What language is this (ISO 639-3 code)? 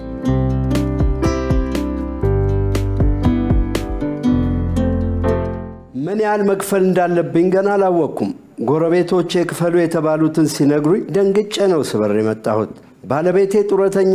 ara